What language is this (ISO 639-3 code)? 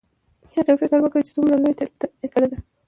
pus